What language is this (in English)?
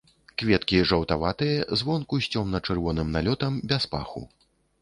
Belarusian